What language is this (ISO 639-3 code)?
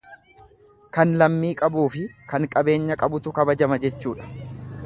orm